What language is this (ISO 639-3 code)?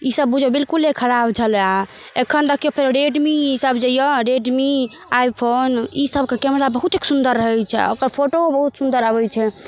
mai